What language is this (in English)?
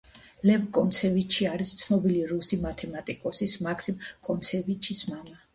Georgian